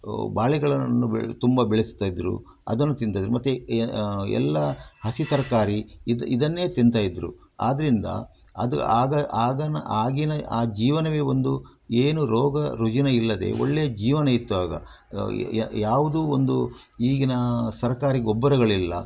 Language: Kannada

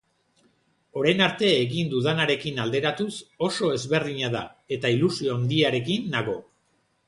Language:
Basque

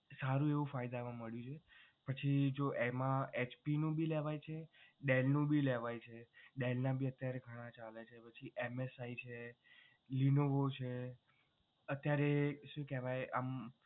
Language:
Gujarati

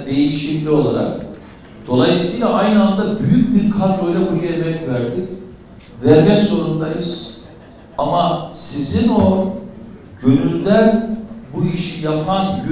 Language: Turkish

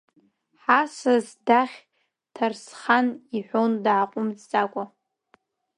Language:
Abkhazian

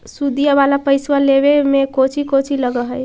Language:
Magahi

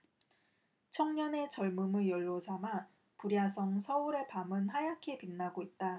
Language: Korean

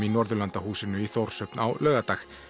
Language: Icelandic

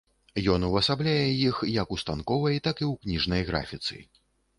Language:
Belarusian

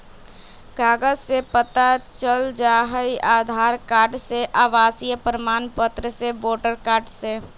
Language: Magahi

